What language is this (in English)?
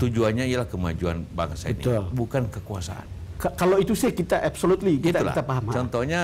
Indonesian